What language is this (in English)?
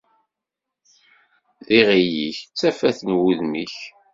Kabyle